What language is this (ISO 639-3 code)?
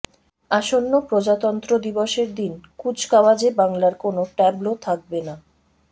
ben